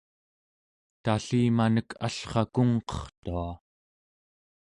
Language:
Central Yupik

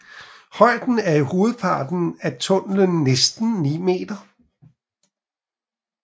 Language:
Danish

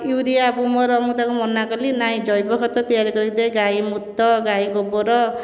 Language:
Odia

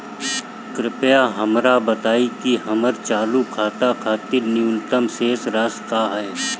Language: Bhojpuri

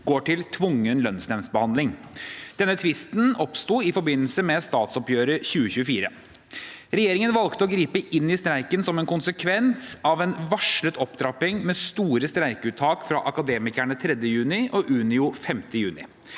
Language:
Norwegian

